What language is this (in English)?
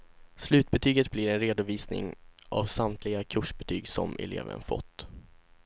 Swedish